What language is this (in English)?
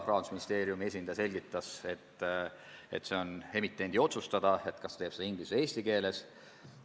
Estonian